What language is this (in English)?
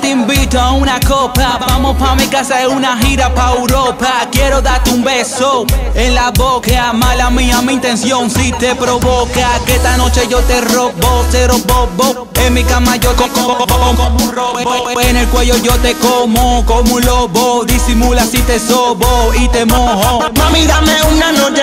Spanish